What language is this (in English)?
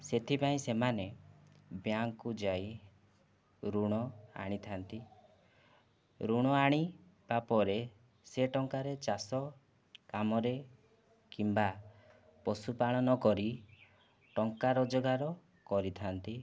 Odia